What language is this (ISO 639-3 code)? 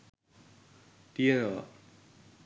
sin